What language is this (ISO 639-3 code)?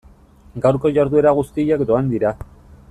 eus